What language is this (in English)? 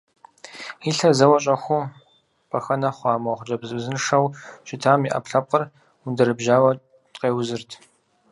Kabardian